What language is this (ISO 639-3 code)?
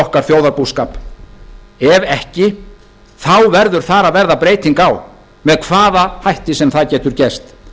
isl